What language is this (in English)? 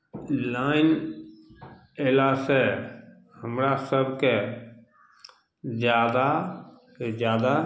Maithili